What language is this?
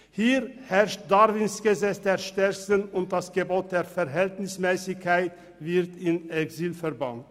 Swiss German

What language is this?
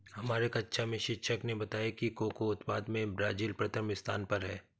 Hindi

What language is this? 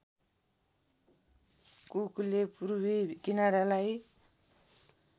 Nepali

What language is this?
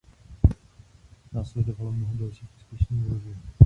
Czech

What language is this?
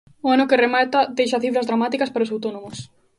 Galician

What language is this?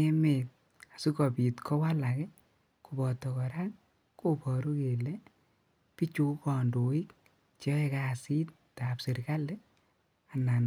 Kalenjin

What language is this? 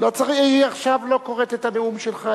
Hebrew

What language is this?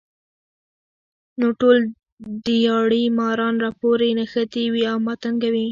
Pashto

